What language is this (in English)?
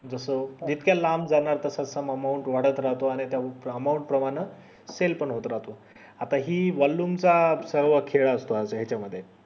Marathi